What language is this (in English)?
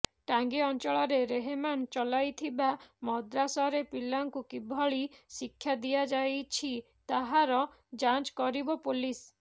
Odia